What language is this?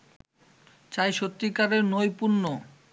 Bangla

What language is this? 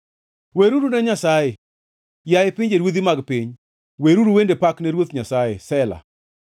Luo (Kenya and Tanzania)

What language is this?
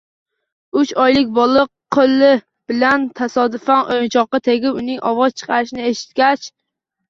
Uzbek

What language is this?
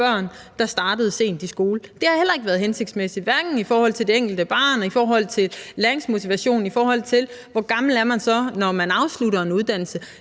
Danish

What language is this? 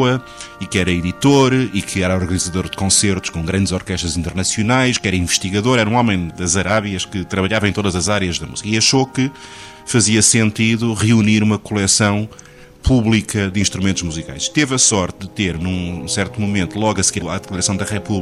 Portuguese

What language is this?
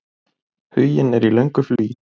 Icelandic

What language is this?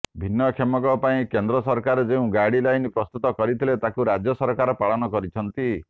Odia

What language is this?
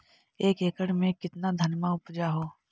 Magahi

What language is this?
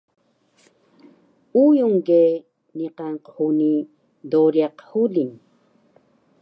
Taroko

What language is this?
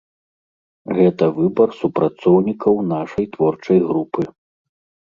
Belarusian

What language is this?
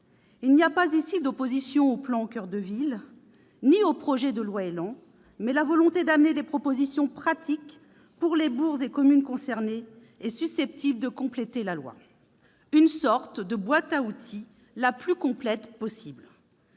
French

